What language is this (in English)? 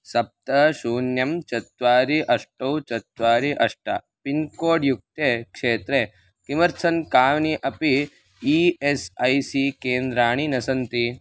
Sanskrit